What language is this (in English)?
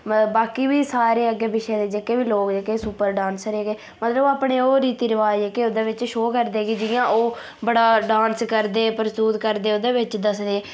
Dogri